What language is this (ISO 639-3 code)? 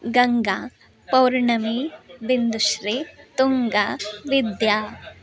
san